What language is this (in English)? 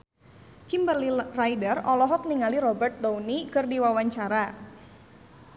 Sundanese